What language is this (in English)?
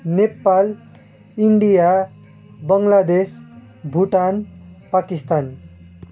Nepali